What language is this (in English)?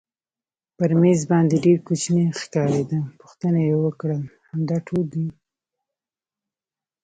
Pashto